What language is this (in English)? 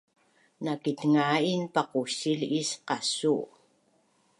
Bunun